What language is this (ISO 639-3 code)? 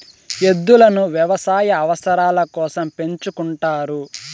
tel